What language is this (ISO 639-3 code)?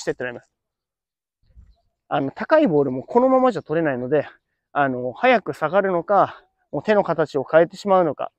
jpn